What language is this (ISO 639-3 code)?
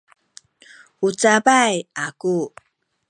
szy